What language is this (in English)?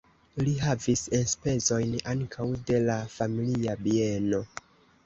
Esperanto